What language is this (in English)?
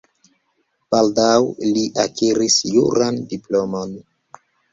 Esperanto